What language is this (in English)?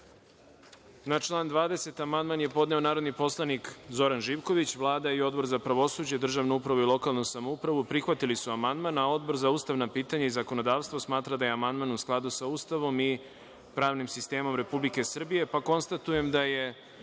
Serbian